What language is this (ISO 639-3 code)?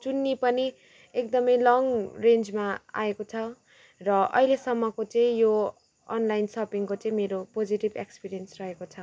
nep